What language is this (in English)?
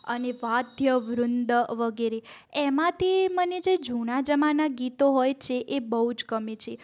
Gujarati